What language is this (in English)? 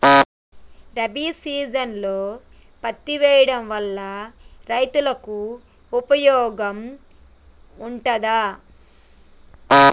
Telugu